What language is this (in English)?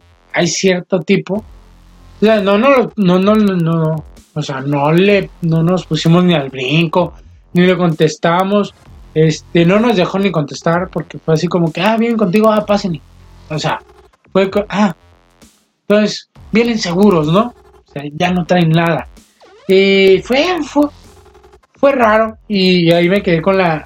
Spanish